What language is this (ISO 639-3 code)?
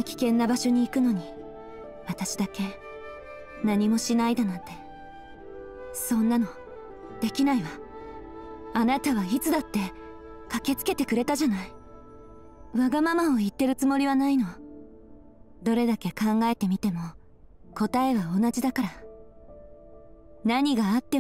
jpn